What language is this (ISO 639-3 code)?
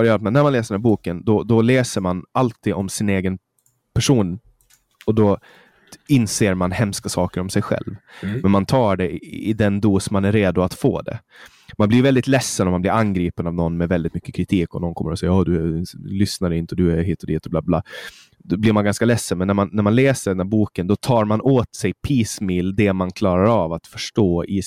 swe